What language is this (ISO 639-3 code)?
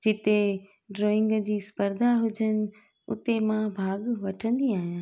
snd